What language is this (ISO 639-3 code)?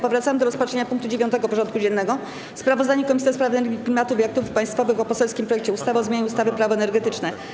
pol